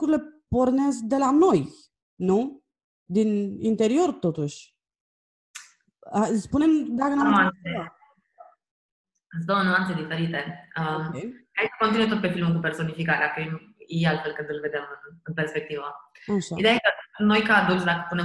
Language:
Romanian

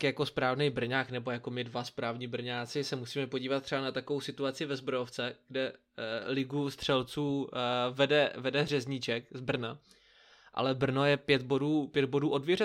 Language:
Czech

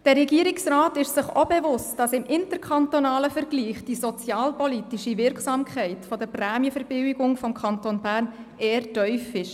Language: Swiss German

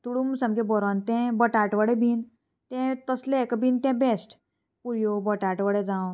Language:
Konkani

